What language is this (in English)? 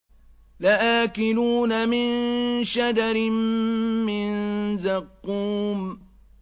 Arabic